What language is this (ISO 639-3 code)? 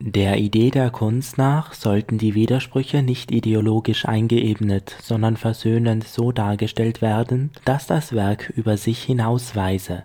deu